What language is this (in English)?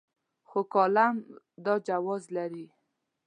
Pashto